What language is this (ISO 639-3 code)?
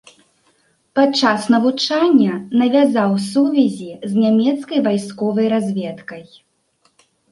bel